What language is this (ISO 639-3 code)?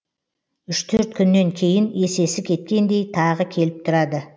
kaz